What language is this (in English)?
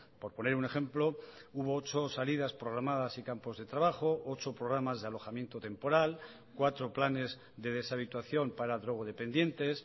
Spanish